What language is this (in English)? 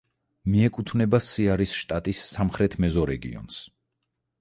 Georgian